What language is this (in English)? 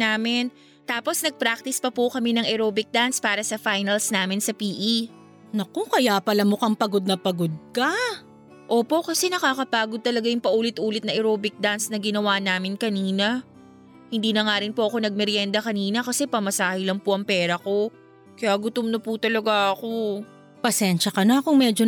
Filipino